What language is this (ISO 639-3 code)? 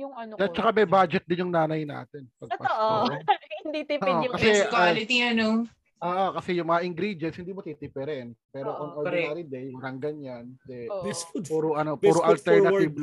fil